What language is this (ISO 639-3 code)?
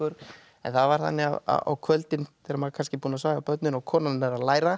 isl